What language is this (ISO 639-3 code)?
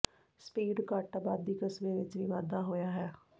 pan